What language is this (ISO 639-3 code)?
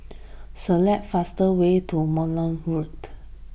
eng